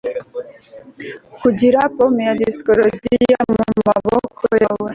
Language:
Kinyarwanda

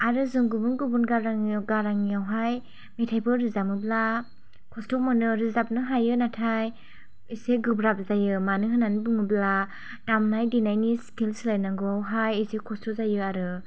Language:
Bodo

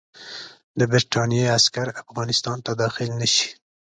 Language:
Pashto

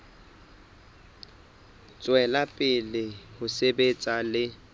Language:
Southern Sotho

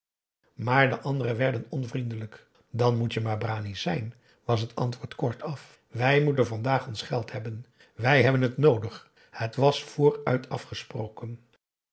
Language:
Dutch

